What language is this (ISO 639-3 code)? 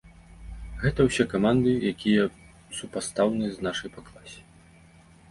bel